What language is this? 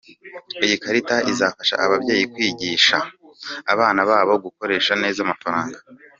Kinyarwanda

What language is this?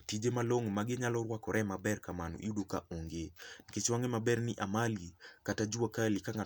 Luo (Kenya and Tanzania)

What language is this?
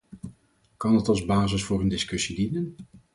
Dutch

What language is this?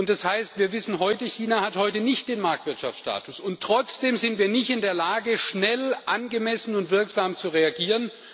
German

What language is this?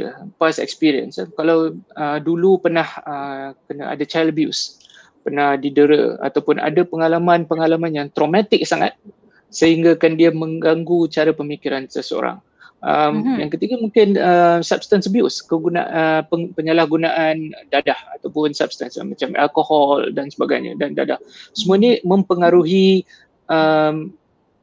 Malay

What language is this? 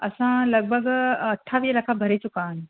Sindhi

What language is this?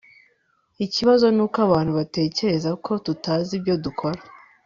Kinyarwanda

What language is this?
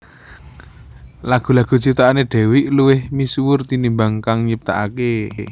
Javanese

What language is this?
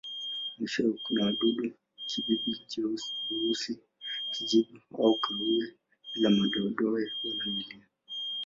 Swahili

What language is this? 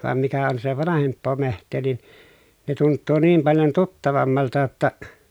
Finnish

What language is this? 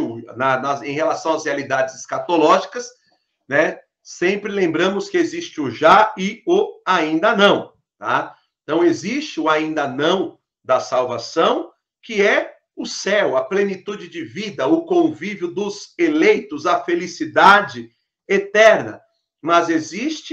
Portuguese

